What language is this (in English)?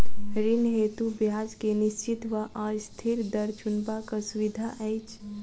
Maithili